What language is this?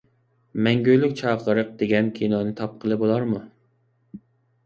Uyghur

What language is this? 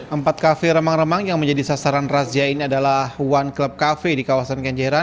Indonesian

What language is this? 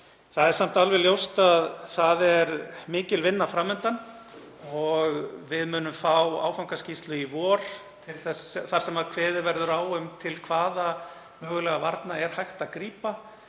Icelandic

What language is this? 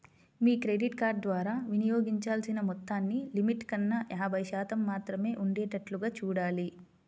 Telugu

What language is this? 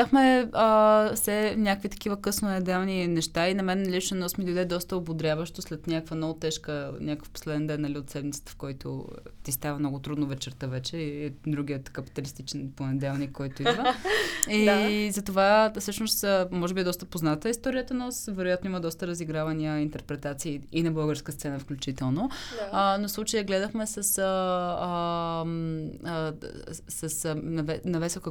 Bulgarian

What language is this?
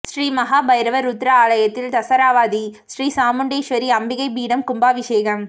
Tamil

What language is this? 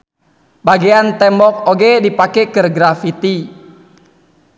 Sundanese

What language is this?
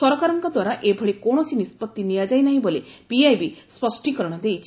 Odia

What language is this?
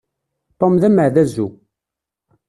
Kabyle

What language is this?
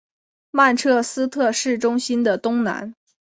Chinese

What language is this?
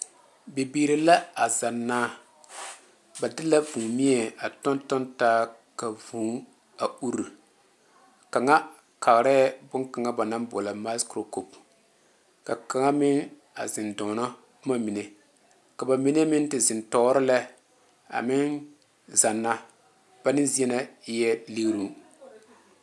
Southern Dagaare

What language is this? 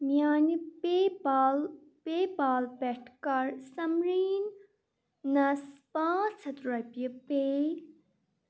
Kashmiri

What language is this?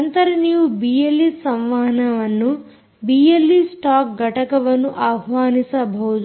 Kannada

